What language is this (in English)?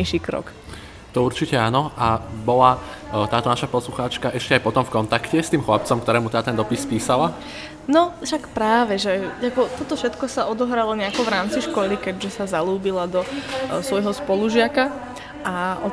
Slovak